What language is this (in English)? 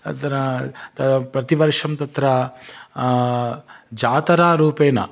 Sanskrit